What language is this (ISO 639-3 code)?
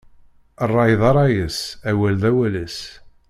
kab